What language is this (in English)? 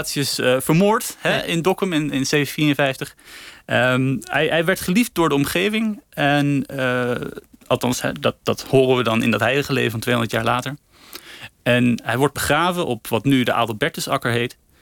Dutch